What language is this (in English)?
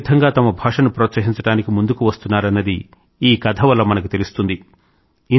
Telugu